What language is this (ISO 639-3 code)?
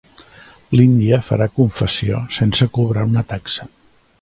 cat